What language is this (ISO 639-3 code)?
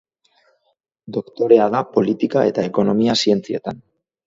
eus